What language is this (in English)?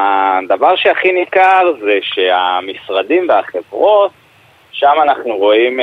Hebrew